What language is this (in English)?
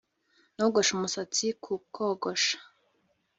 Kinyarwanda